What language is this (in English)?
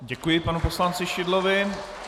Czech